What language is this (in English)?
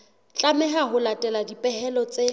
Southern Sotho